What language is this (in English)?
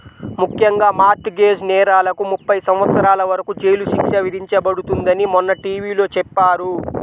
Telugu